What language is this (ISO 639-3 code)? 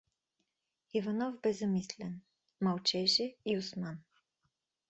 bul